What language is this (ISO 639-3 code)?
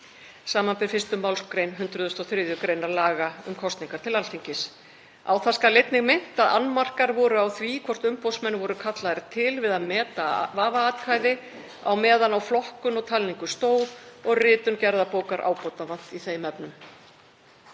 isl